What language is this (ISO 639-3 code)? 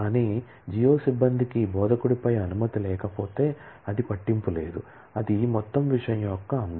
tel